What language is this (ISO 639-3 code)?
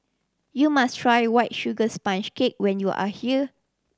eng